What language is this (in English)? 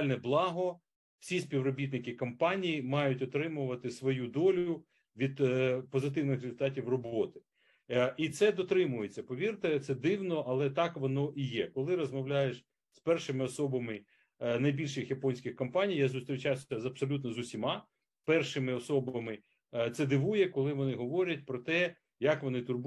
Ukrainian